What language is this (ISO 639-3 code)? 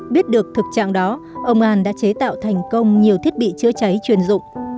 vie